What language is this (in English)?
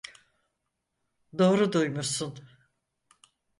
Turkish